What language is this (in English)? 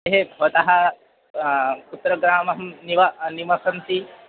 Sanskrit